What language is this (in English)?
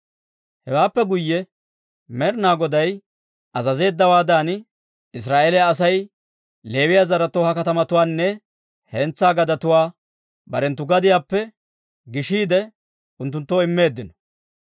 Dawro